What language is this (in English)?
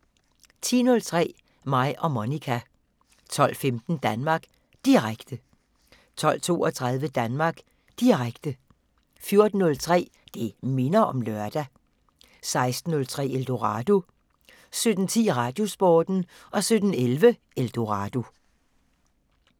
Danish